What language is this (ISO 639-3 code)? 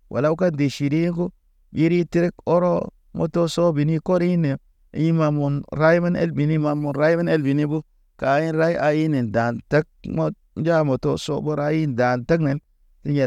mne